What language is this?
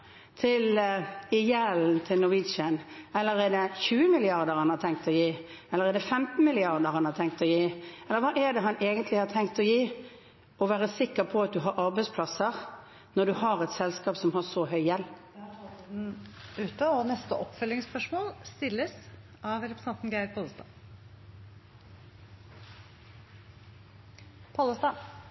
Norwegian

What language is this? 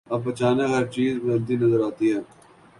Urdu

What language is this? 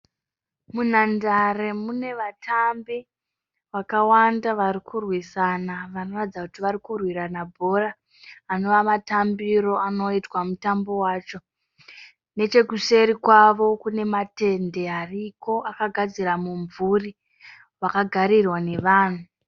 Shona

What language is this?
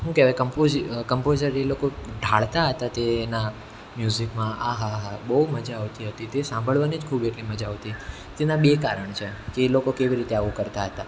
Gujarati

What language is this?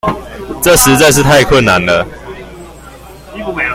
Chinese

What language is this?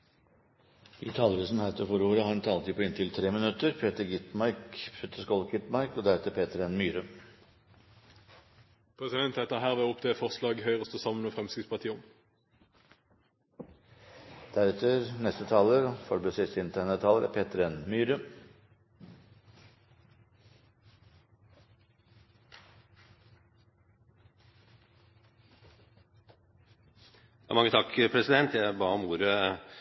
Norwegian Bokmål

